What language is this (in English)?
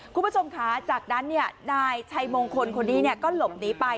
Thai